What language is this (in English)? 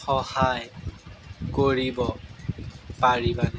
Assamese